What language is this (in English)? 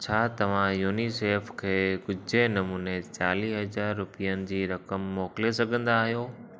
Sindhi